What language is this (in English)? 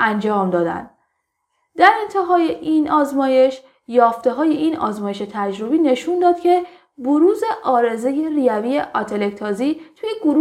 Persian